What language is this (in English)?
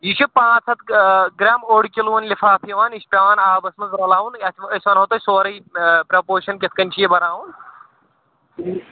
Kashmiri